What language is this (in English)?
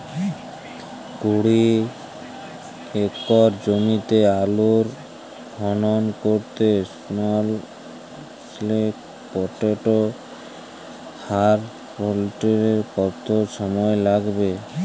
Bangla